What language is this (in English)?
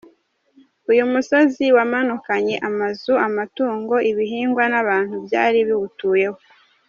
Kinyarwanda